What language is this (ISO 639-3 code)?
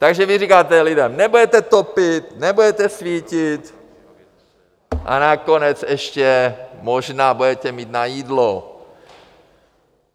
ces